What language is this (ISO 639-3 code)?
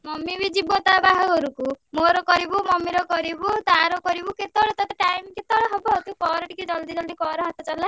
ori